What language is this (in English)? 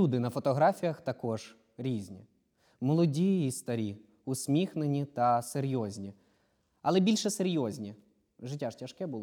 Ukrainian